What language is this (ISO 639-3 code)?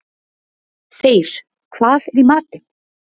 isl